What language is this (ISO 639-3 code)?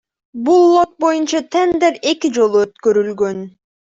kir